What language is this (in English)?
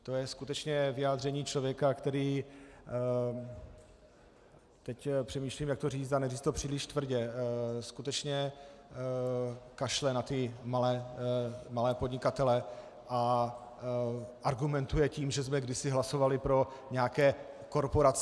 Czech